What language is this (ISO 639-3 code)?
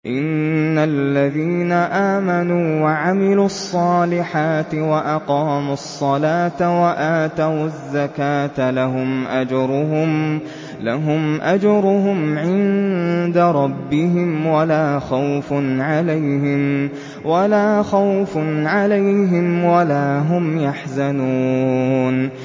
ara